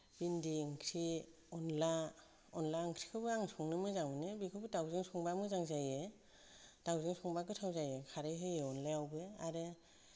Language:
Bodo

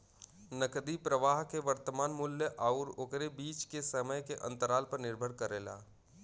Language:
Bhojpuri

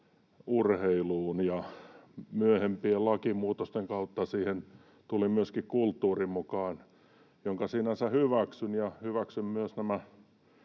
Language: Finnish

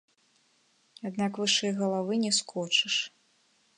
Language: Belarusian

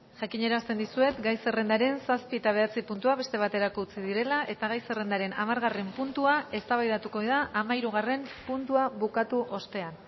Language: Basque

